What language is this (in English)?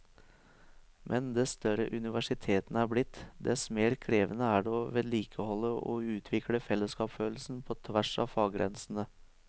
Norwegian